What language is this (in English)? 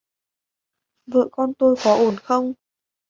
Vietnamese